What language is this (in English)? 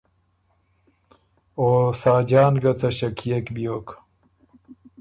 Ormuri